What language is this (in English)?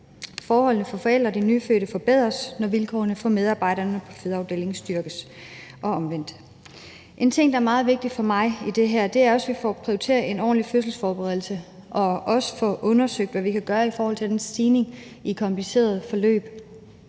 Danish